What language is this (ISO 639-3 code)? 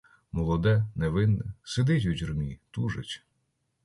ukr